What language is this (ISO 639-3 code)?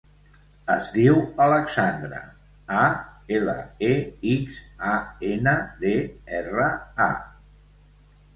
cat